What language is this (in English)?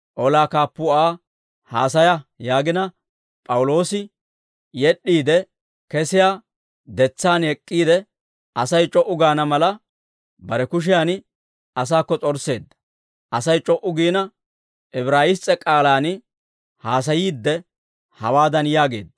Dawro